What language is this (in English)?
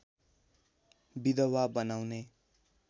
Nepali